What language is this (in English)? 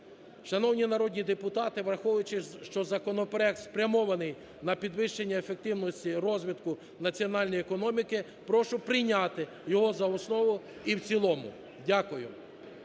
Ukrainian